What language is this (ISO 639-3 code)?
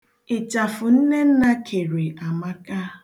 ibo